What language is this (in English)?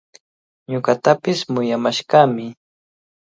Cajatambo North Lima Quechua